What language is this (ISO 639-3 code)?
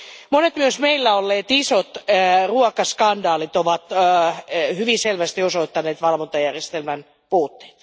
fin